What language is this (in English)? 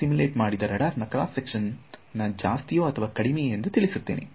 Kannada